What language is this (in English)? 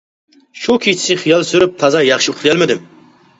Uyghur